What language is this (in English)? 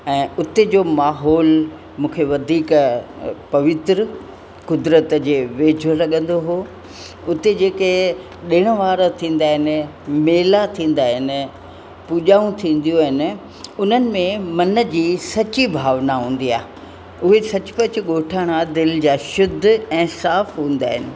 Sindhi